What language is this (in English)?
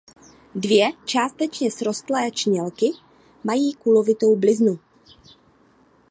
Czech